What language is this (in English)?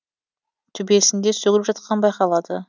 Kazakh